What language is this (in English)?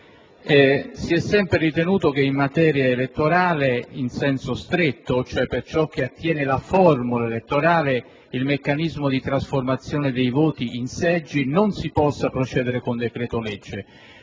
Italian